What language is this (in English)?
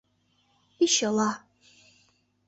Mari